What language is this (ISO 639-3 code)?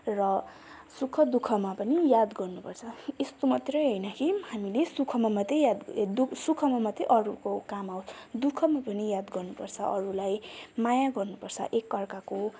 nep